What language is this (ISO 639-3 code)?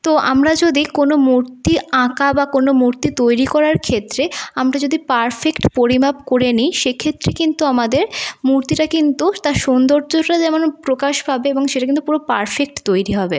ben